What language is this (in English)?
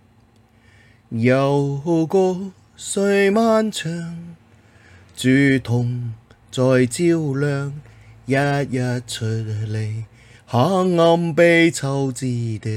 Chinese